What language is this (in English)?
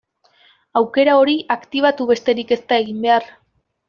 Basque